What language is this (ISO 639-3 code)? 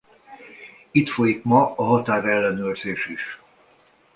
hun